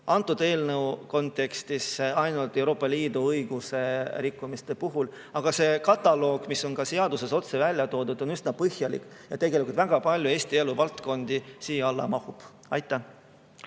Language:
Estonian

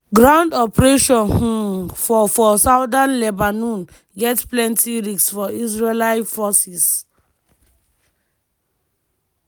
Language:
Nigerian Pidgin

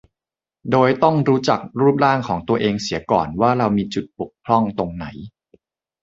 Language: Thai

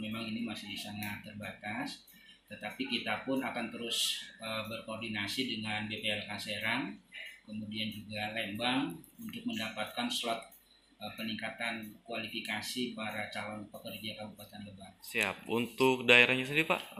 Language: Indonesian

